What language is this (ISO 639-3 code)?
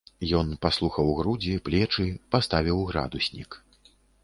bel